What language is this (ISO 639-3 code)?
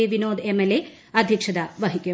mal